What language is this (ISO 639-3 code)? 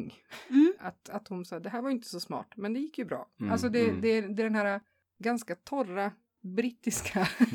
swe